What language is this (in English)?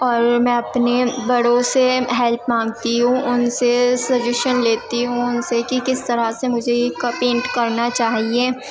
Urdu